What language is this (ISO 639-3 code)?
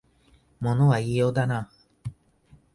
jpn